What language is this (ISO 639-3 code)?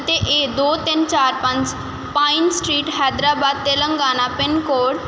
pan